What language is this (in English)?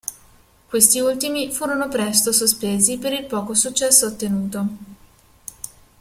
Italian